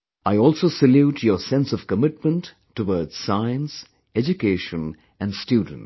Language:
English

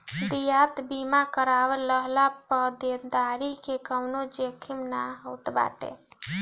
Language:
Bhojpuri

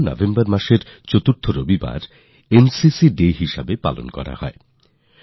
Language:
Bangla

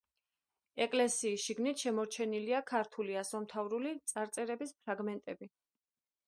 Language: Georgian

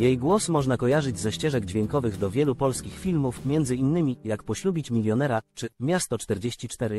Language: Polish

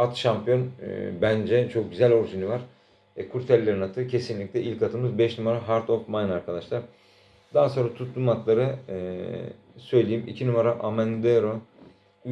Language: Turkish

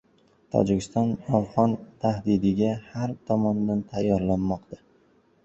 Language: Uzbek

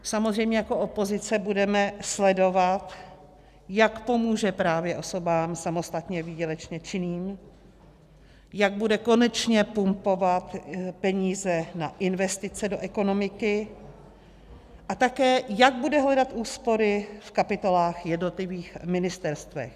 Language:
Czech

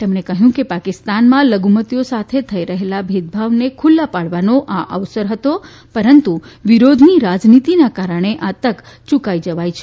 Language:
Gujarati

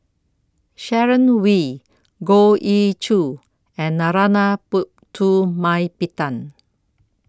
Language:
English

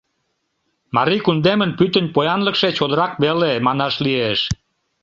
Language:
Mari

